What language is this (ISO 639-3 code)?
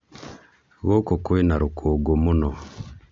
kik